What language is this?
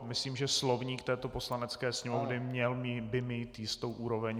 Czech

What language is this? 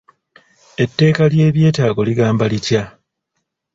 Ganda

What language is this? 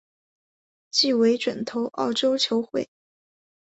Chinese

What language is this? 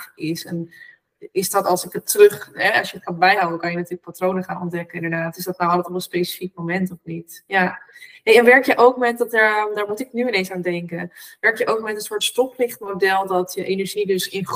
Dutch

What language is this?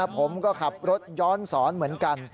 Thai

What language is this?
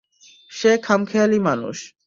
Bangla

